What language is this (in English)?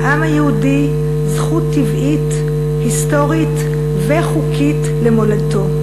Hebrew